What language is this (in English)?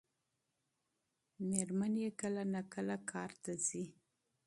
Pashto